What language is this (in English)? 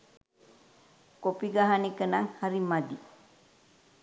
Sinhala